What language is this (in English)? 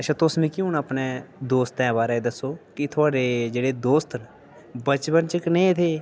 Dogri